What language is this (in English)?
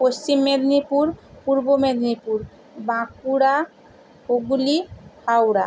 Bangla